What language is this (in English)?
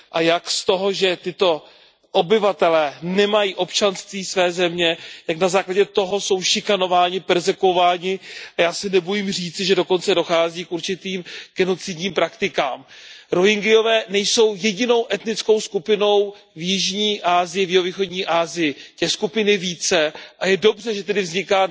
Czech